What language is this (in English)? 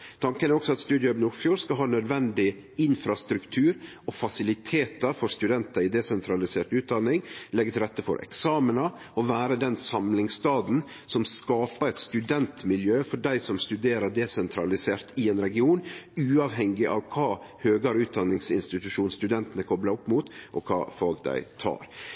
Norwegian Nynorsk